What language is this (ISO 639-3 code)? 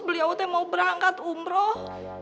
ind